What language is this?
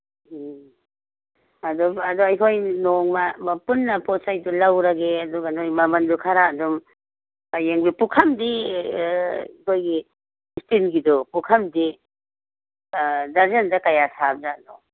Manipuri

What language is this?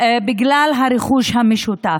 Hebrew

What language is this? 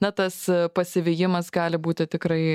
Lithuanian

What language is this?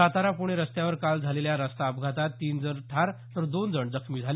Marathi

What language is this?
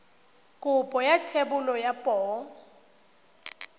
Tswana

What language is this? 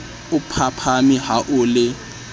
Southern Sotho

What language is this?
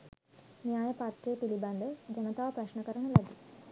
Sinhala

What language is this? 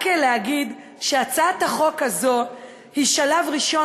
Hebrew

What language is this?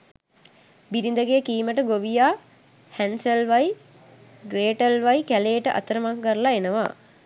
Sinhala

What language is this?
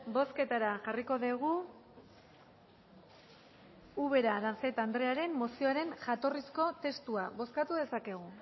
Basque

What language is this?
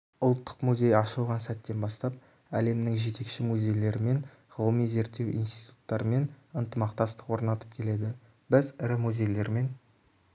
Kazakh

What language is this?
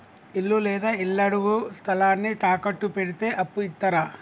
Telugu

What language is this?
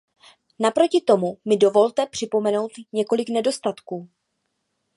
Czech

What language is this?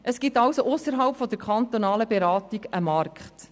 Swiss German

